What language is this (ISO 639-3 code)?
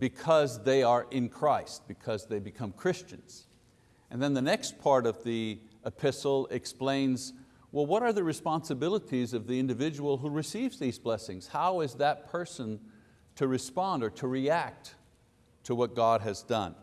eng